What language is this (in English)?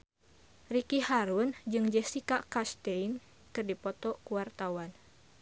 Sundanese